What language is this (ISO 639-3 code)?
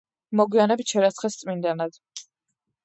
kat